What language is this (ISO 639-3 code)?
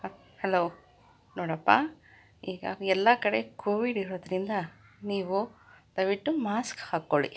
kan